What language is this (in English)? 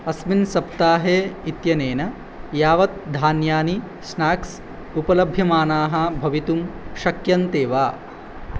Sanskrit